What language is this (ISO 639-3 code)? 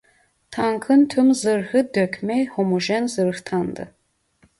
tur